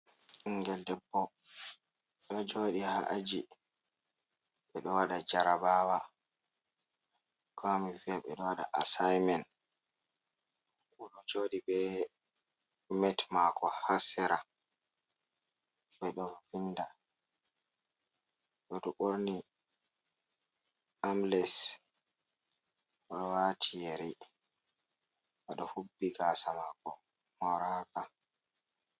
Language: Fula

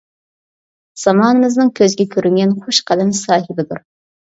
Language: Uyghur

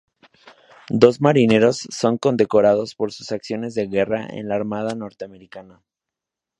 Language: Spanish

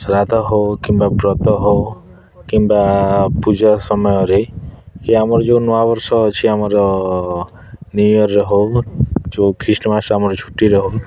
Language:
Odia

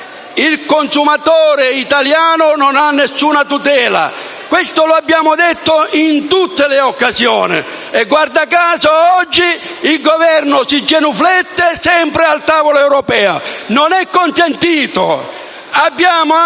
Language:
Italian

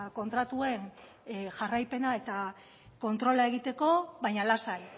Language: Basque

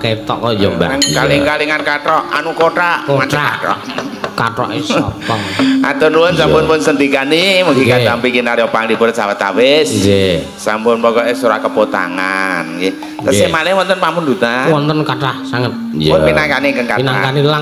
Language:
Indonesian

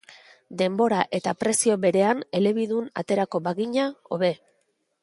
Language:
Basque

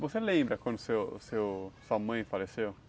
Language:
Portuguese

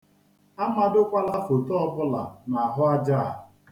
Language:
Igbo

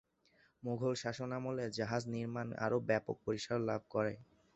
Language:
Bangla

